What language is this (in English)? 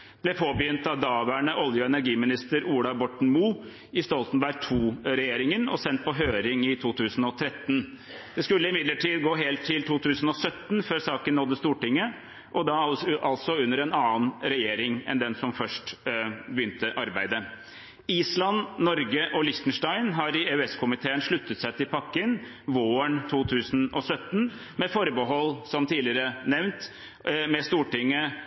Norwegian Bokmål